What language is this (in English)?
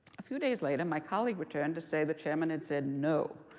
English